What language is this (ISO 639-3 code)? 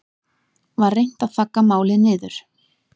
isl